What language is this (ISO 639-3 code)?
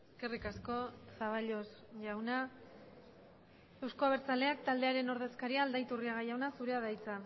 eus